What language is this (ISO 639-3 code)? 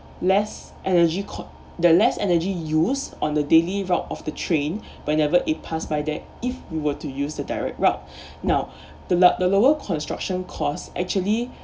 eng